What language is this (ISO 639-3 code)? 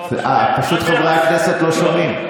heb